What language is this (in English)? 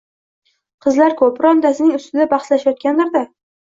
Uzbek